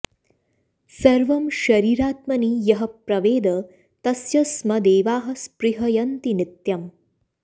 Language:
Sanskrit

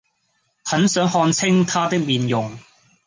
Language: Cantonese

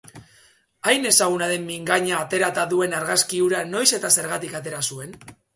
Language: Basque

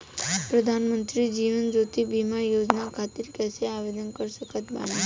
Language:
Bhojpuri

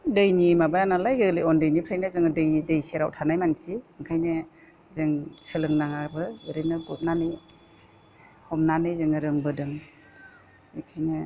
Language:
Bodo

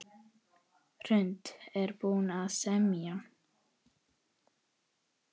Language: Icelandic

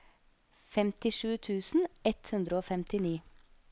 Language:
Norwegian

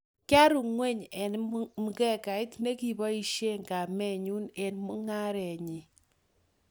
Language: Kalenjin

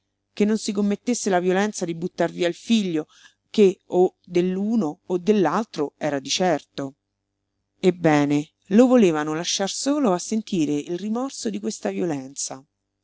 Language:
Italian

